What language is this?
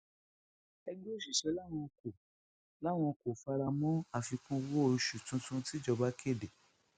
Yoruba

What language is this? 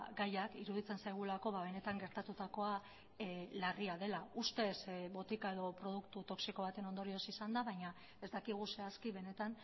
Basque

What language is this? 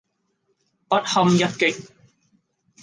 Cantonese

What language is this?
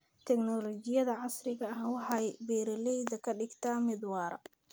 Somali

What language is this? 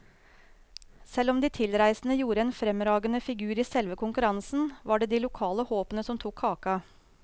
Norwegian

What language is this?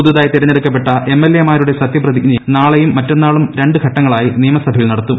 Malayalam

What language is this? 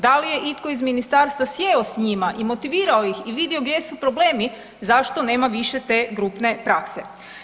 Croatian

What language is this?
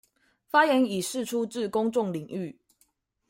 Chinese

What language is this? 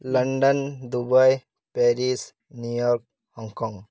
Santali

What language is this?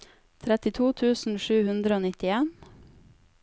Norwegian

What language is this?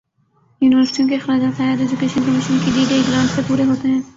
Urdu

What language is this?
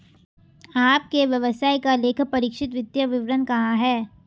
Hindi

